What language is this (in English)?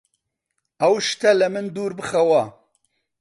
Central Kurdish